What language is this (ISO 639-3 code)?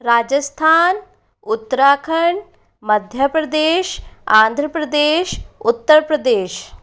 hin